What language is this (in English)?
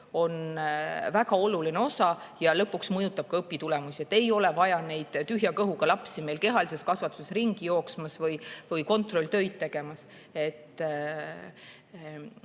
Estonian